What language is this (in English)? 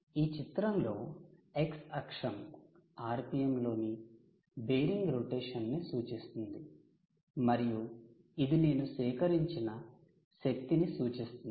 Telugu